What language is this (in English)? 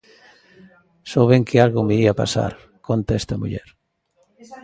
Galician